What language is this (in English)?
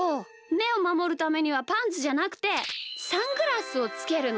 Japanese